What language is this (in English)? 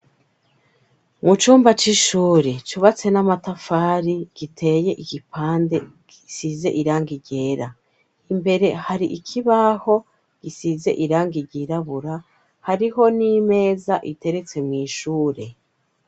Rundi